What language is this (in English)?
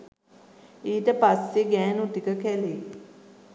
Sinhala